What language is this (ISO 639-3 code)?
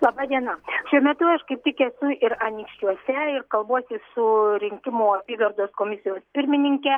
lit